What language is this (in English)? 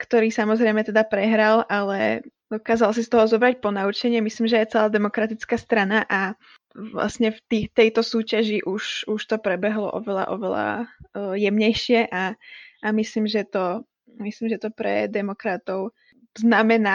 Slovak